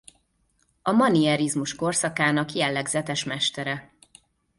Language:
Hungarian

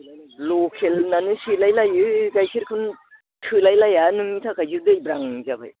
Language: Bodo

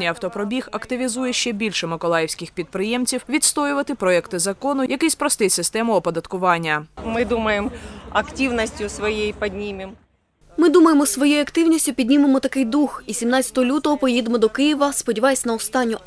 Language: Ukrainian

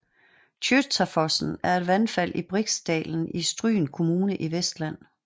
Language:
Danish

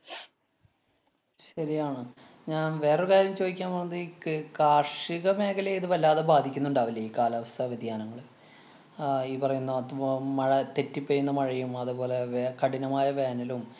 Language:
Malayalam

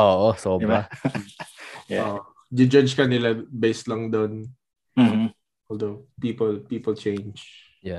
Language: Filipino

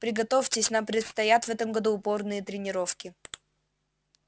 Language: Russian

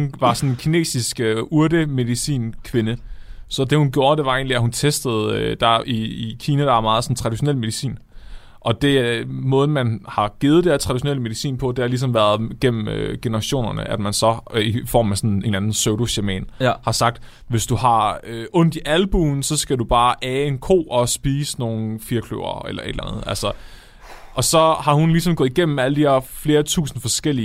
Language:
Danish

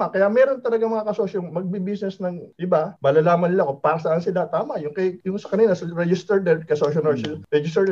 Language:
Filipino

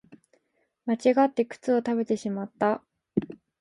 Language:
Japanese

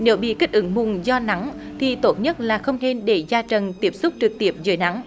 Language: Vietnamese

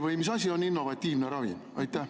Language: Estonian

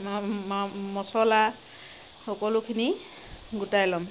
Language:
Assamese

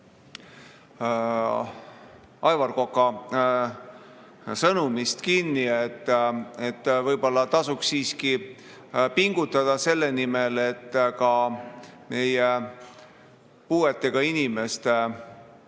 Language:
Estonian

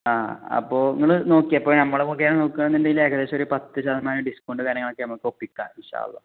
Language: Malayalam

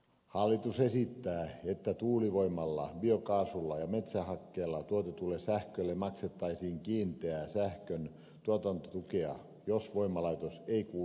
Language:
Finnish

